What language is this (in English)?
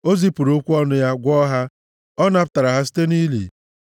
Igbo